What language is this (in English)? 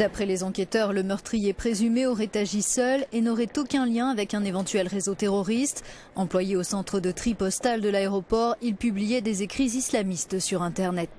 French